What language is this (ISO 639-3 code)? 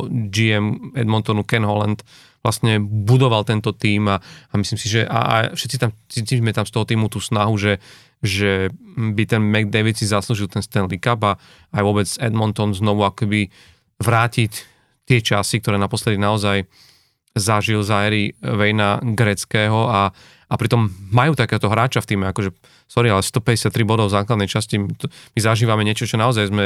slk